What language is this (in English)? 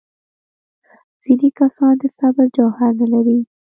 Pashto